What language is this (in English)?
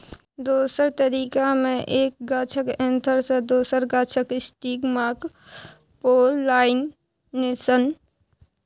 Maithili